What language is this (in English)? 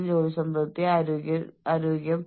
Malayalam